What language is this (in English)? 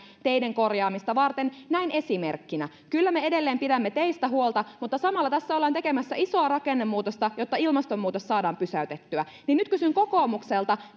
Finnish